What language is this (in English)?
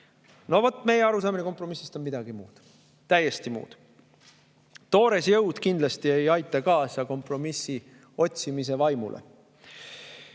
Estonian